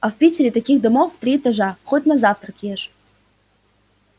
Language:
Russian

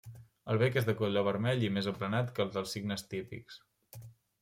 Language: Catalan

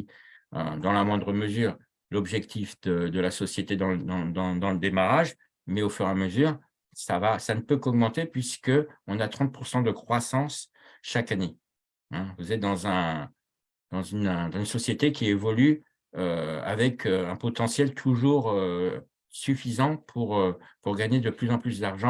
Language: French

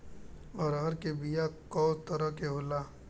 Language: Bhojpuri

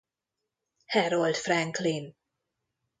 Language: Hungarian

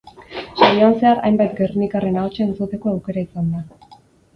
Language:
Basque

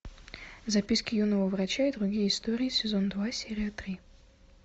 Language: Russian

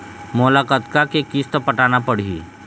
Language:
Chhattisgarhi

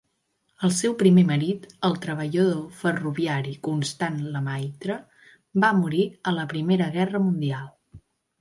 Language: Catalan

